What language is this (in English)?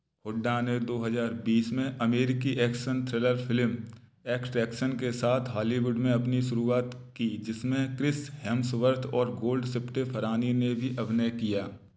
Hindi